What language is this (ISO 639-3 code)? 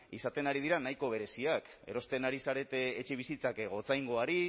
eus